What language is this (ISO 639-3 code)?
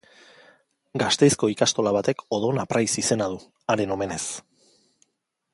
eus